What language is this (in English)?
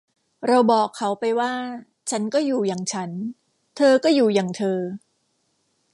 Thai